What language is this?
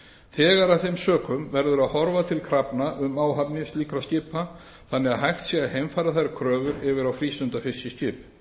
Icelandic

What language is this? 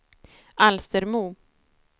Swedish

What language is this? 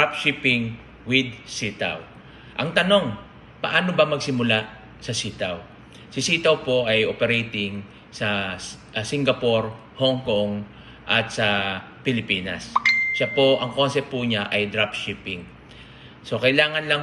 Filipino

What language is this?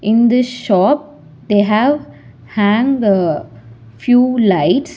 English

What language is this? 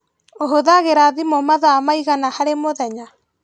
Kikuyu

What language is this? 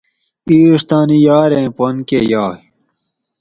Gawri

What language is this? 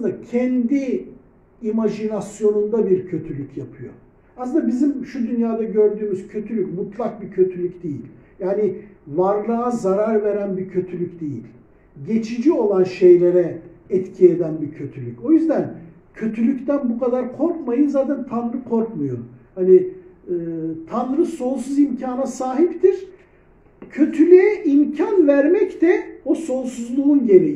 Turkish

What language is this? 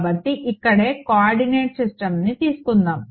Telugu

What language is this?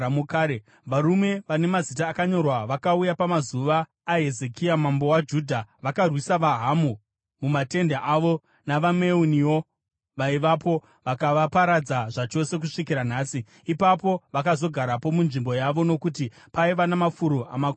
Shona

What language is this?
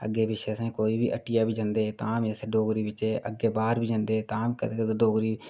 Dogri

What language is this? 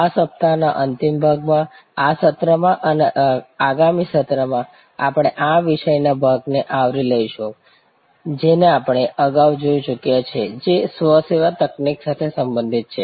Gujarati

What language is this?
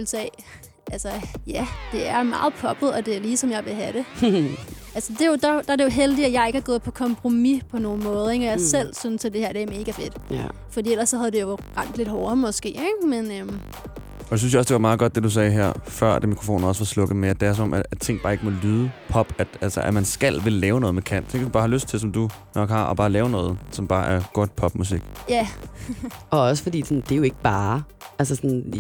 Danish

